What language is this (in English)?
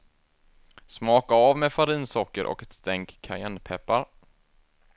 Swedish